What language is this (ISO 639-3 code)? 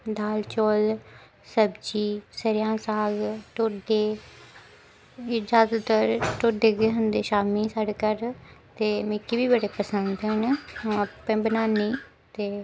doi